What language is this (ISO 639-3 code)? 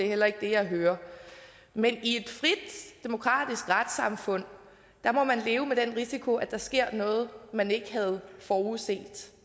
dan